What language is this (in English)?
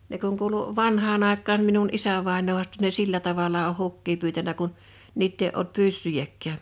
Finnish